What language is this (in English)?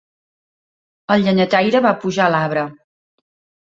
Catalan